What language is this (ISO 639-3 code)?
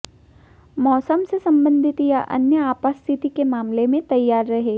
hin